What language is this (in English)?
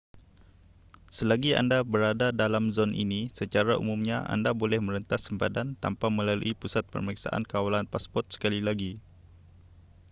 Malay